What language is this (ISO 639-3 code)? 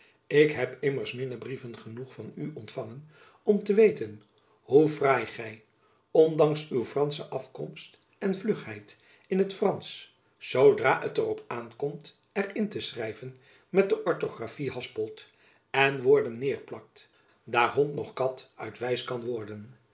nld